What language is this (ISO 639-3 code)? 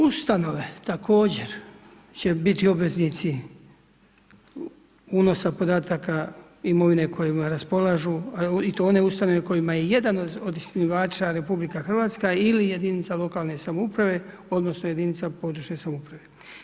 hrv